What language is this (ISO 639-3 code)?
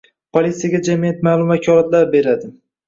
uzb